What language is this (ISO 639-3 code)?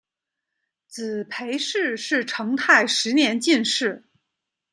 zho